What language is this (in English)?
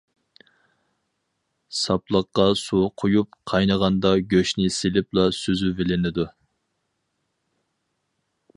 Uyghur